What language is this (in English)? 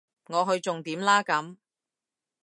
Cantonese